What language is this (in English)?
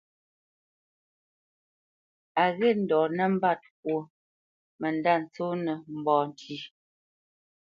Bamenyam